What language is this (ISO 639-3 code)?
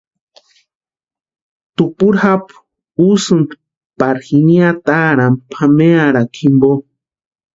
pua